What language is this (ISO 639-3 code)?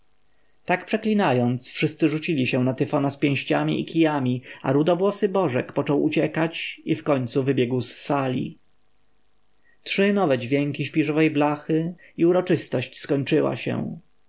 pol